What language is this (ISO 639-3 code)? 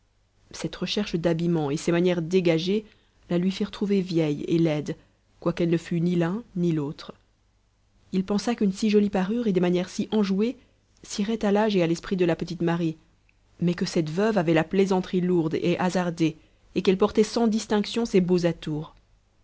fra